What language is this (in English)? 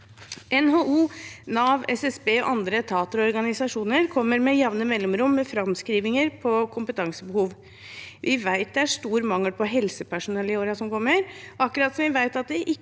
Norwegian